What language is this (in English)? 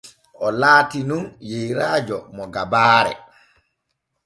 Borgu Fulfulde